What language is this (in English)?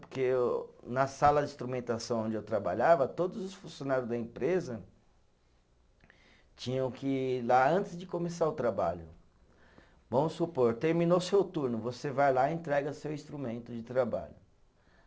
Portuguese